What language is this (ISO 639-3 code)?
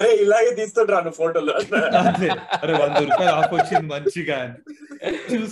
tel